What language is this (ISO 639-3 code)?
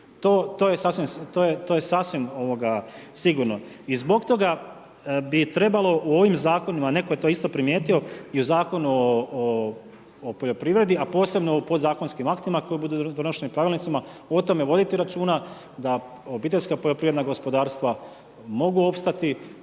hrv